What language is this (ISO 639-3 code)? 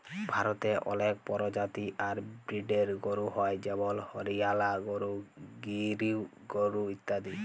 ben